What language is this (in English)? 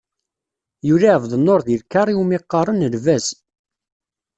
Kabyle